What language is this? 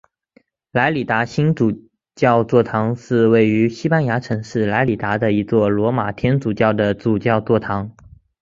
Chinese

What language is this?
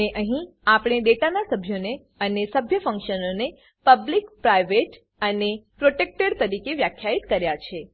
Gujarati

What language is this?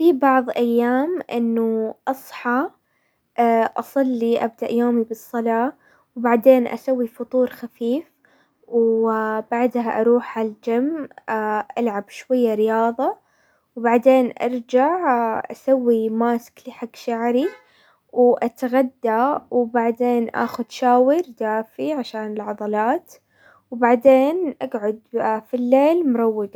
Hijazi Arabic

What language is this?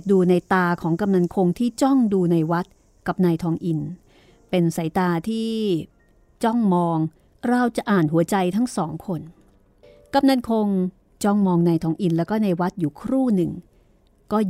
Thai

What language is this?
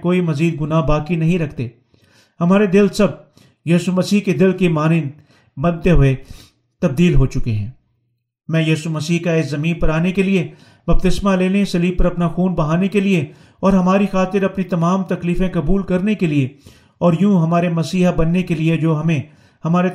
Urdu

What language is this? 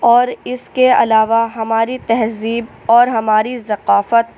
Urdu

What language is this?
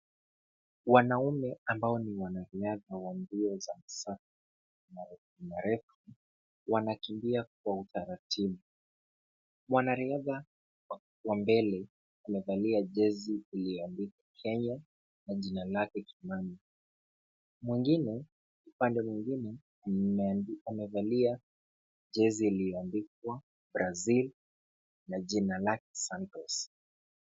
Swahili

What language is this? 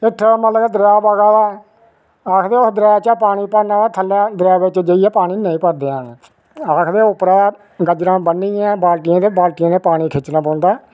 Dogri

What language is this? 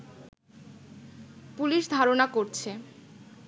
Bangla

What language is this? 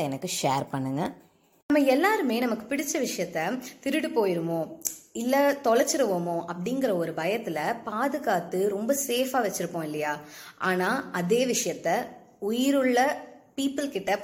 Tamil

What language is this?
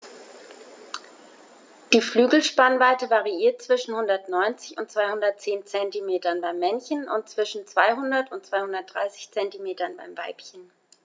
German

